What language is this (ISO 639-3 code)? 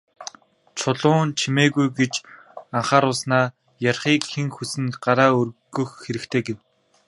mon